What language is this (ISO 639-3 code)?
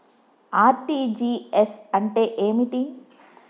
tel